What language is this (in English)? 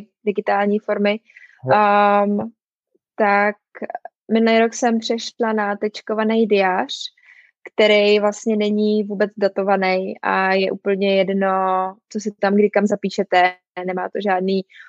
Czech